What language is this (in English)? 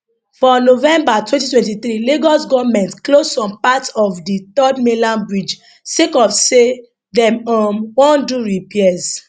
Nigerian Pidgin